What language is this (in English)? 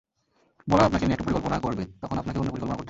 Bangla